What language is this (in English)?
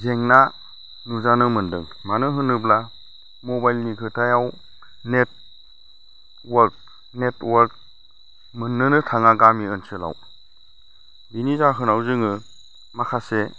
Bodo